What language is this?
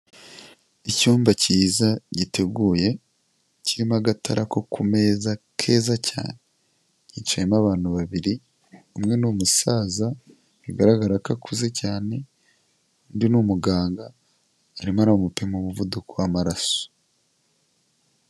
Kinyarwanda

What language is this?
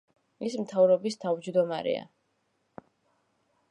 Georgian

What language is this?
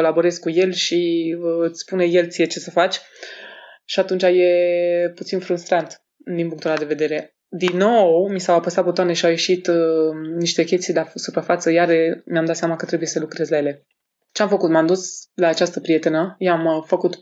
Romanian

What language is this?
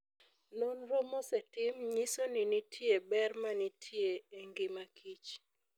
Luo (Kenya and Tanzania)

